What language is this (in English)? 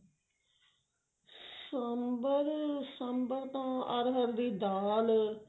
Punjabi